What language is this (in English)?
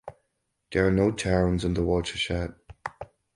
English